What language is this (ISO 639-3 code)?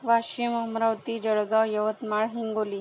mar